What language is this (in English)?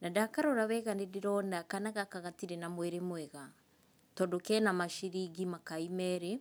Kikuyu